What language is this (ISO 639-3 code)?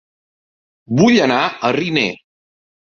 cat